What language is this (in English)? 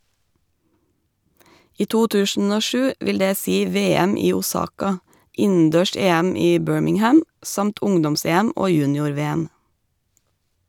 Norwegian